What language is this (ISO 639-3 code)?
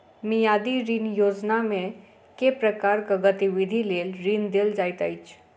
mai